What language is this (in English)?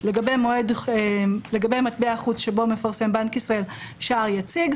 Hebrew